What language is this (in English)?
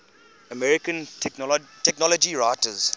English